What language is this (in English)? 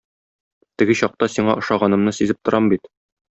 Tatar